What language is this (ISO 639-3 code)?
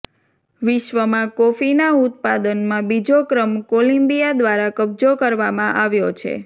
guj